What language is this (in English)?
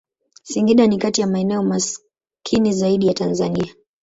Swahili